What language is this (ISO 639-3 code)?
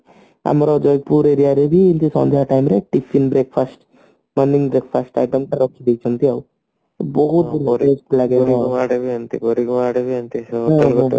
ori